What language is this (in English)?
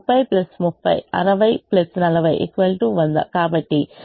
Telugu